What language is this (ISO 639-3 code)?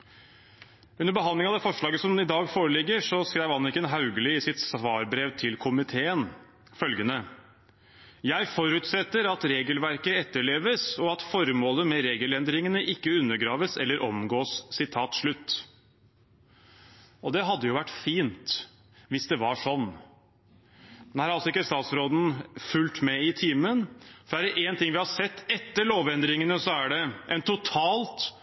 nob